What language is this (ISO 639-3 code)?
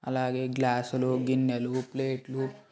tel